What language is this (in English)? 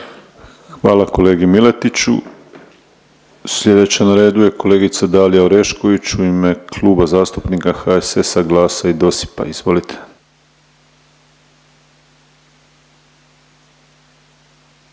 Croatian